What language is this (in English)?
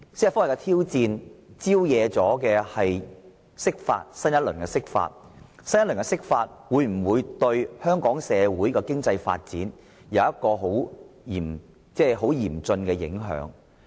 Cantonese